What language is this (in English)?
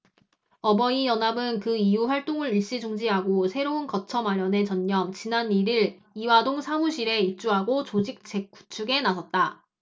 Korean